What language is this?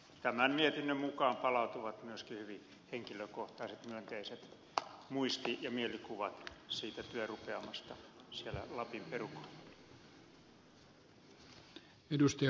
Finnish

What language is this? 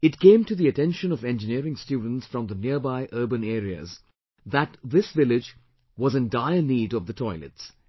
English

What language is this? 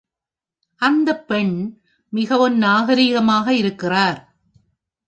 Tamil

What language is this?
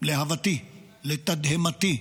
Hebrew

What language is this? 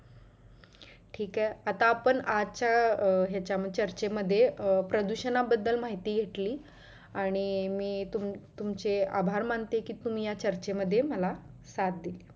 Marathi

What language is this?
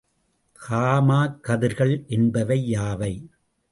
Tamil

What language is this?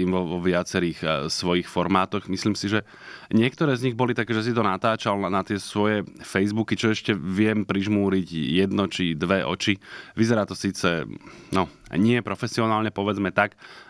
Slovak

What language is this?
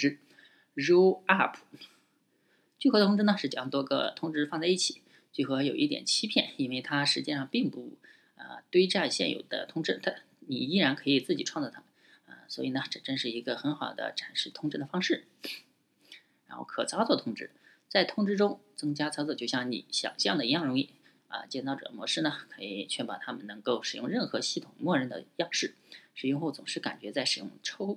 Chinese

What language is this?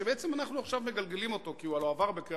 Hebrew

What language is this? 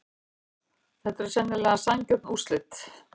Icelandic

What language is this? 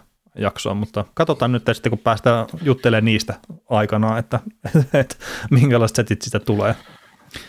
Finnish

